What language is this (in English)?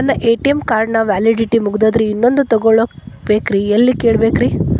Kannada